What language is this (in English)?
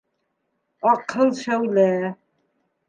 Bashkir